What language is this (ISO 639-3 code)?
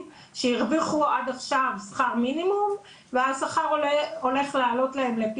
heb